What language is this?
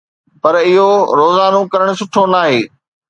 Sindhi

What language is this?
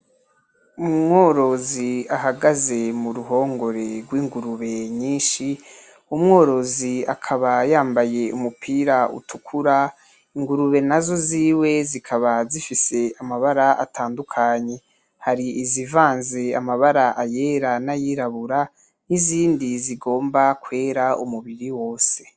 Rundi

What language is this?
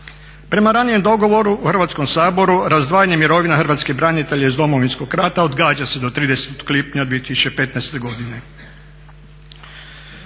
Croatian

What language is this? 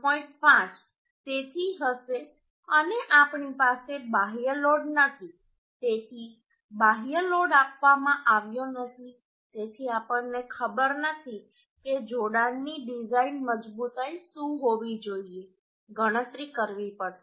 Gujarati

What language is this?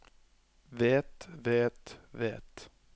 Norwegian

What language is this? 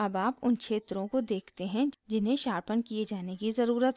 Hindi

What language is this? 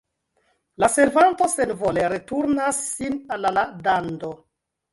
Esperanto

